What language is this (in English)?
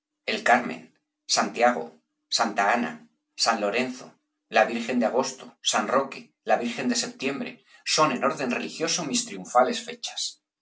Spanish